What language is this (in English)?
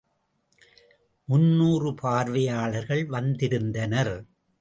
Tamil